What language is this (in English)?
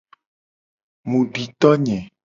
Gen